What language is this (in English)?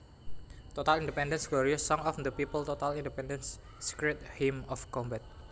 Javanese